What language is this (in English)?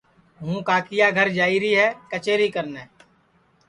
Sansi